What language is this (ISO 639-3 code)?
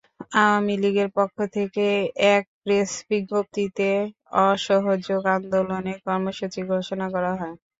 ben